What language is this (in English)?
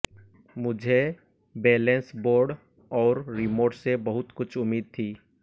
Hindi